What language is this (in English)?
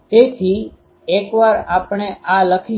Gujarati